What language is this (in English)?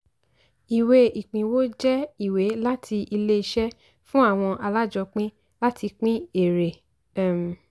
Yoruba